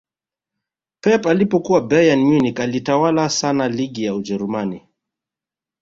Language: Swahili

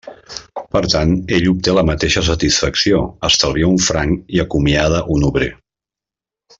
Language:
Catalan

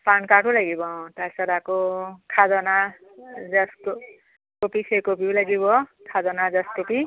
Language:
Assamese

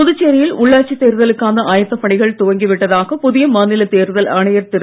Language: Tamil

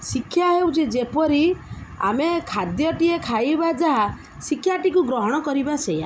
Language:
Odia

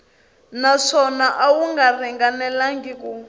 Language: Tsonga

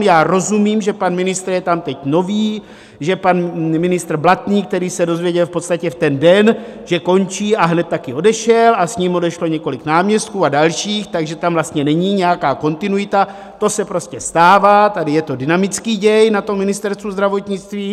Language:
Czech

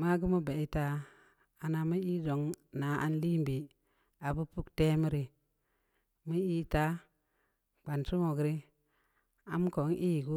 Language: Samba Leko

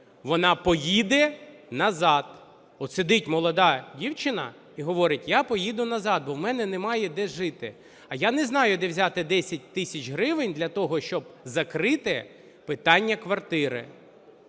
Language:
Ukrainian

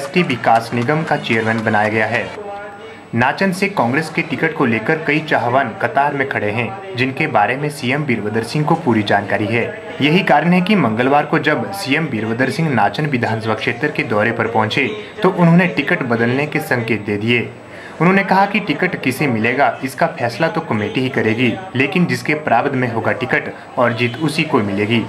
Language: Hindi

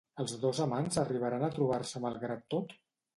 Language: Catalan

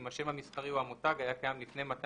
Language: Hebrew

